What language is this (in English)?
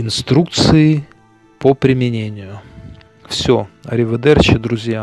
Russian